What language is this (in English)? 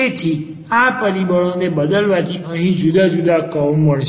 Gujarati